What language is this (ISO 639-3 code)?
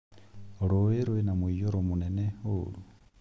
kik